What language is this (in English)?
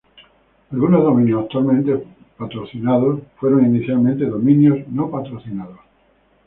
Spanish